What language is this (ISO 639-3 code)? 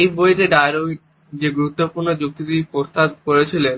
ben